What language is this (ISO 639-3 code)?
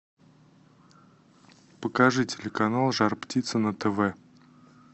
rus